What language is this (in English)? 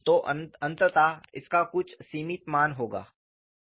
Hindi